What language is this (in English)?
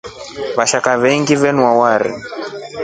Rombo